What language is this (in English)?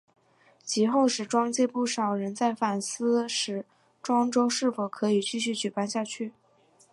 Chinese